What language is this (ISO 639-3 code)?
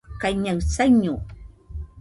hux